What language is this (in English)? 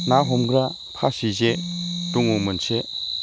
Bodo